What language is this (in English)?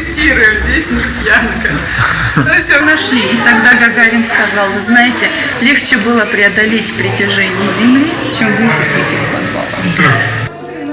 Russian